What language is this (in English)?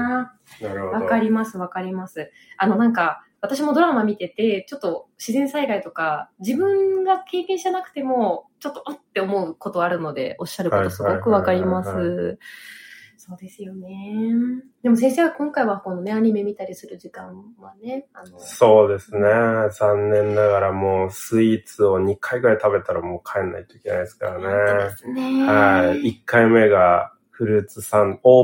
Japanese